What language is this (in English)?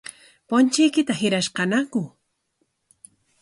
Corongo Ancash Quechua